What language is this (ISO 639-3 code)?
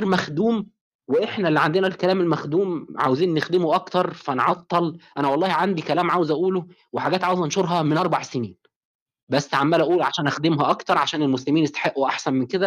ara